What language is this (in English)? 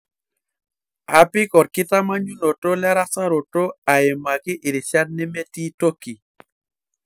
Masai